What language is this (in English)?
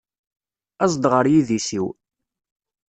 Kabyle